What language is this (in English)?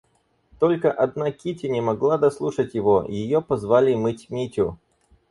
Russian